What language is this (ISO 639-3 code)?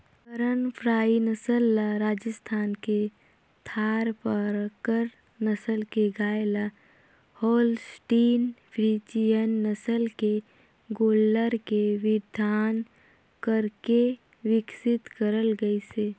hne